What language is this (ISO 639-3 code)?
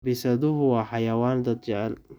som